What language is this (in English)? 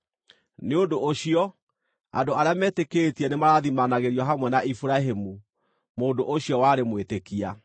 Kikuyu